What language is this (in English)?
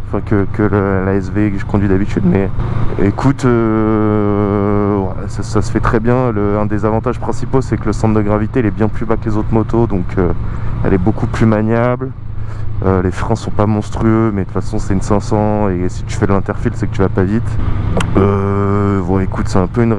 French